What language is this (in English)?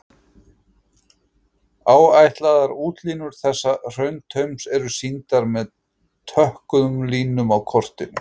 Icelandic